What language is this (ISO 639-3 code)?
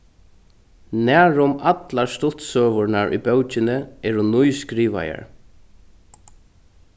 fao